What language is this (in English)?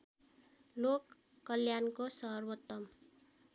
Nepali